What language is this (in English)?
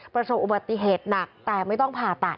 Thai